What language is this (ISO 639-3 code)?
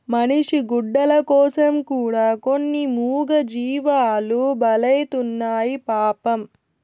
tel